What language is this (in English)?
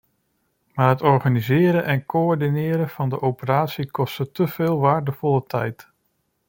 Dutch